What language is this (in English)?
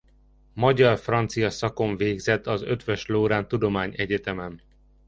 Hungarian